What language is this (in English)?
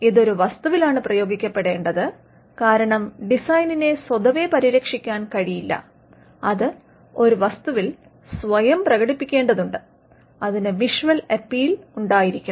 Malayalam